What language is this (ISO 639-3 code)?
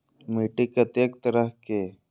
mai